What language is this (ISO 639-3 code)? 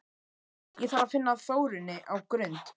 isl